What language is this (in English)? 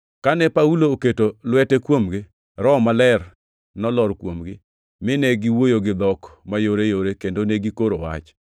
Luo (Kenya and Tanzania)